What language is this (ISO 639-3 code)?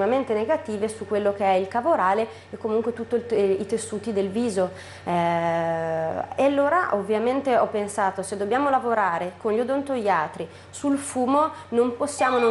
ita